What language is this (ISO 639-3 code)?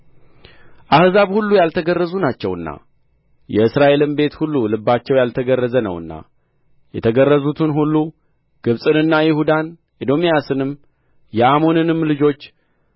amh